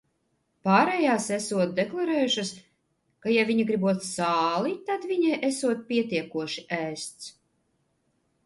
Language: Latvian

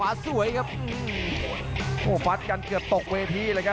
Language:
Thai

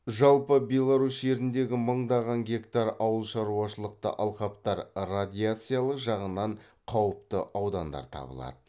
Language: Kazakh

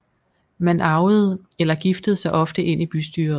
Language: Danish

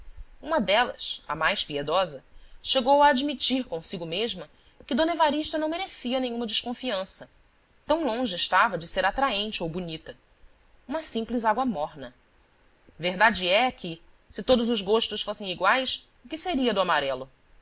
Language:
Portuguese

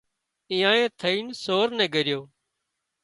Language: Wadiyara Koli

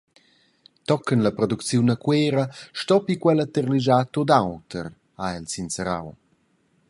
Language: Romansh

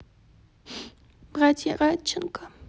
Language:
Russian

